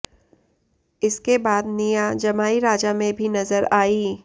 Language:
Hindi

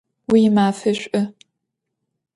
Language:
Adyghe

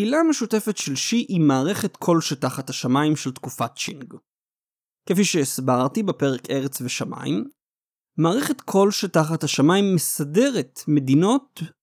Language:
Hebrew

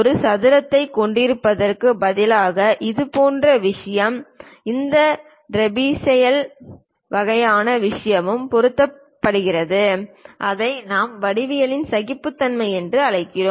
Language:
Tamil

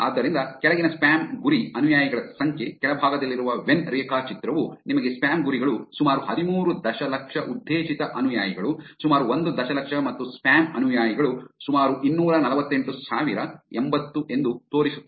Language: Kannada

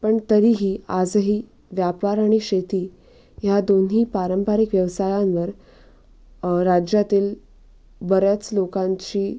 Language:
Marathi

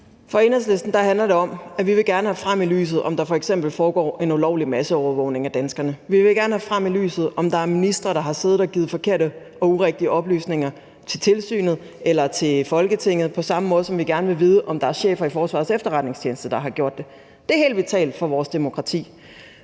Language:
Danish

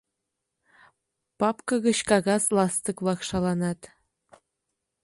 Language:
Mari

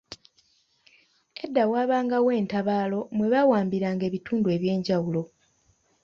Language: Ganda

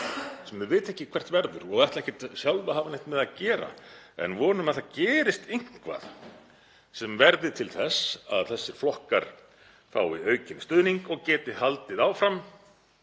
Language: Icelandic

